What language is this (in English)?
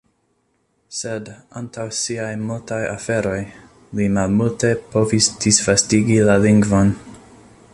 Esperanto